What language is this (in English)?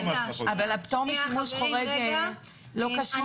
Hebrew